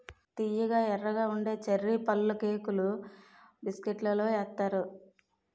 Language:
Telugu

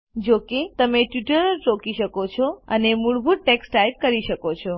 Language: Gujarati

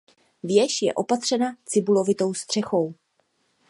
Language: Czech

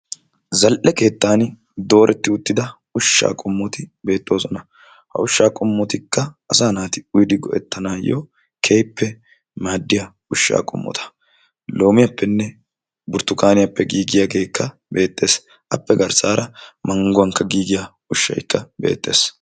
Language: Wolaytta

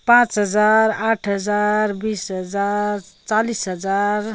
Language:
Nepali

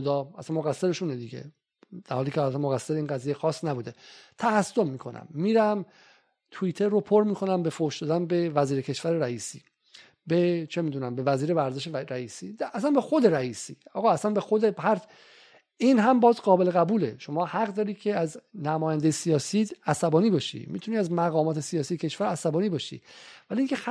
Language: Persian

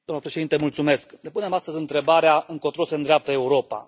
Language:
Romanian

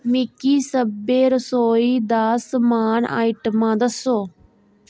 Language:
Dogri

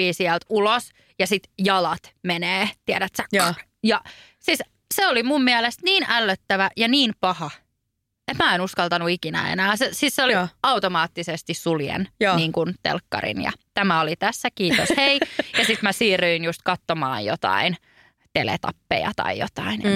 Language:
Finnish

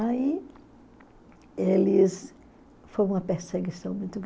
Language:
Portuguese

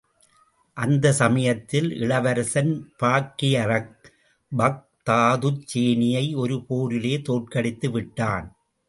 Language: Tamil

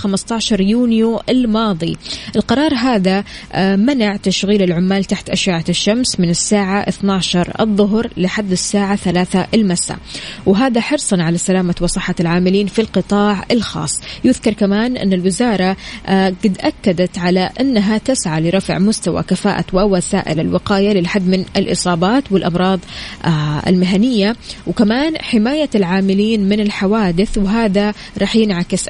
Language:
Arabic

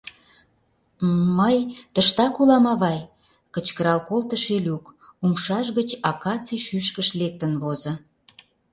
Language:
Mari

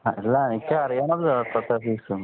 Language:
Malayalam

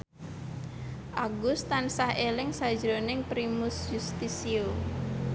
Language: Javanese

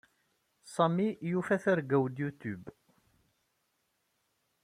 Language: Kabyle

